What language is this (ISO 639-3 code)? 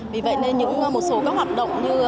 vie